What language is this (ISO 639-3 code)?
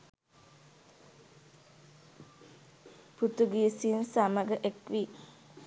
sin